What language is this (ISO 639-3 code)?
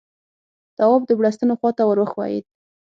pus